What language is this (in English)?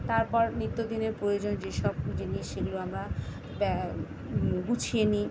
Bangla